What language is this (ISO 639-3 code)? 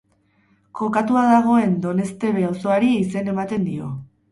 eus